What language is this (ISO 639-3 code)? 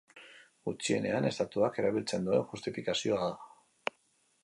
eus